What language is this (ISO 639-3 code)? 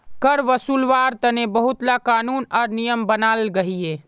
mag